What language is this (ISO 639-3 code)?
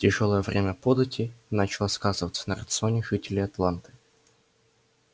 rus